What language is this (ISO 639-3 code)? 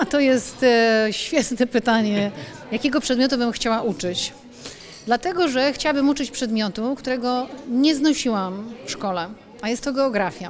pol